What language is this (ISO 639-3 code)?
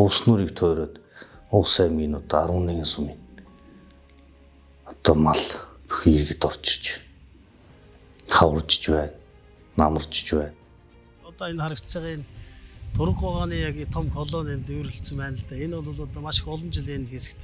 tur